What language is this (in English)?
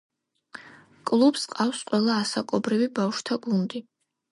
Georgian